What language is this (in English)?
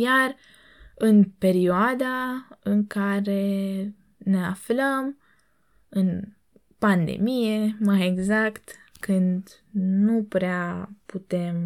Romanian